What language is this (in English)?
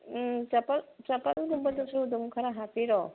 Manipuri